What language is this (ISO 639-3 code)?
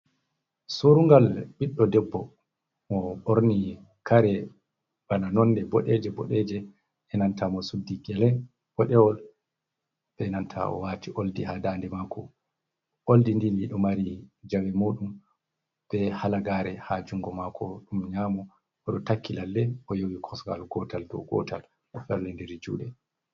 ful